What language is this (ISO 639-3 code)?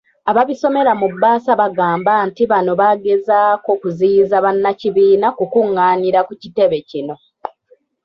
lug